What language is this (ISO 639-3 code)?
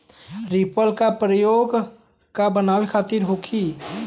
bho